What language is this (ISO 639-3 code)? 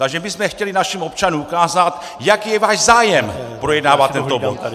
ces